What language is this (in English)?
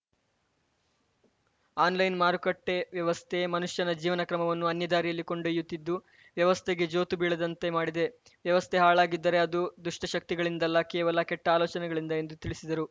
Kannada